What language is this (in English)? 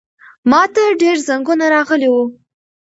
Pashto